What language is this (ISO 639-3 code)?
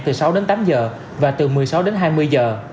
vie